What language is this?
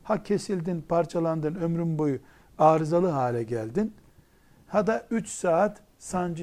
Turkish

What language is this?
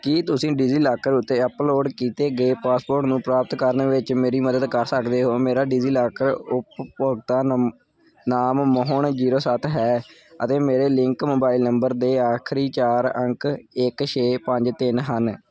Punjabi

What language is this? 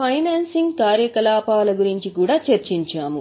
Telugu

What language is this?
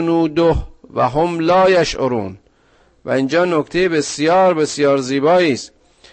Persian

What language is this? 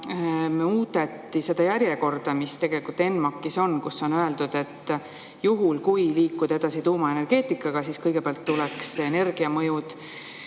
Estonian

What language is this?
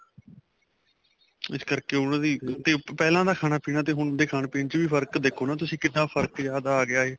Punjabi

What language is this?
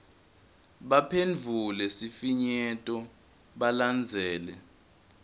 Swati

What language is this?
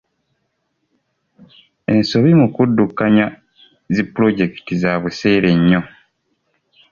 Ganda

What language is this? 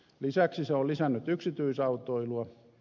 Finnish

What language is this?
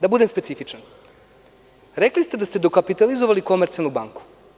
Serbian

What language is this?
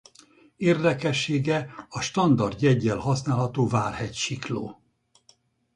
Hungarian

